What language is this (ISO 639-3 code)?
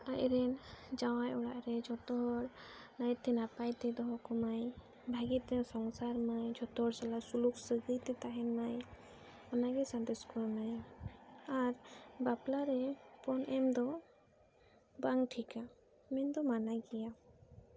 sat